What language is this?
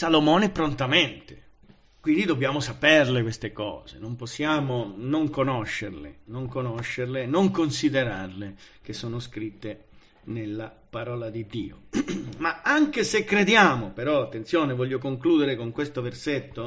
Italian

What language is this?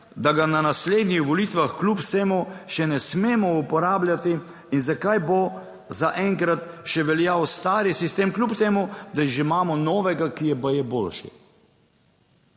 Slovenian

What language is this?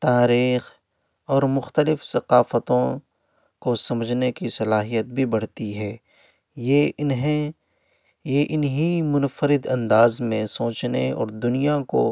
Urdu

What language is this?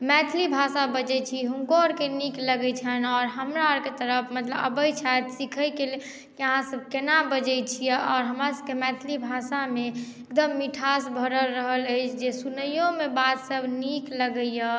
Maithili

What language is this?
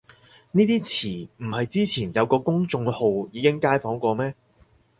Cantonese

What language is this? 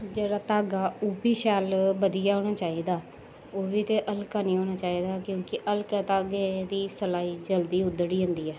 Dogri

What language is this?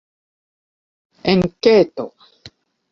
Esperanto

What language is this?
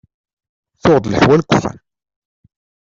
Kabyle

